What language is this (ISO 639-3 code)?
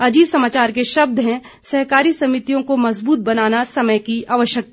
hin